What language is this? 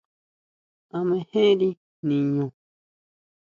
Huautla Mazatec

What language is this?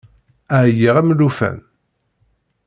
Kabyle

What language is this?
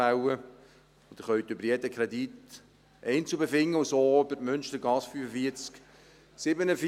Swiss German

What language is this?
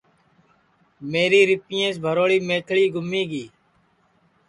Sansi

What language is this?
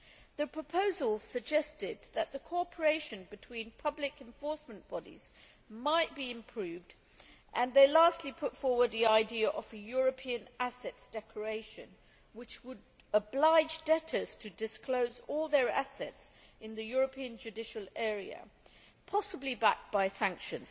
English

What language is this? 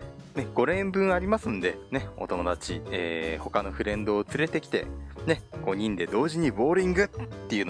Japanese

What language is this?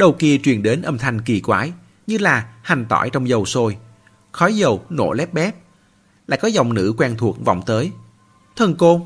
Vietnamese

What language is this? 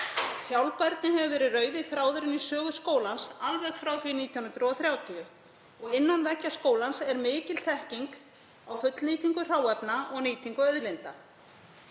Icelandic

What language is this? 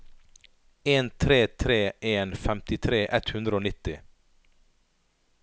Norwegian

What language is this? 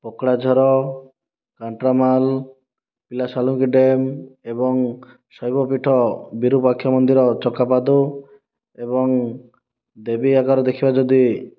Odia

